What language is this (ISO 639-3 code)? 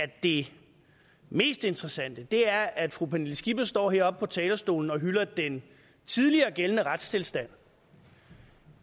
dan